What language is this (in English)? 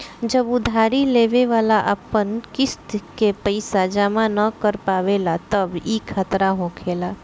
Bhojpuri